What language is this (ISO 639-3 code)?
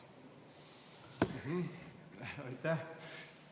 est